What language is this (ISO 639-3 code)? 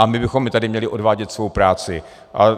ces